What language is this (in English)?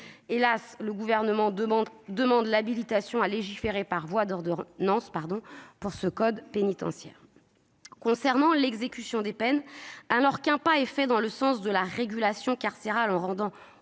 French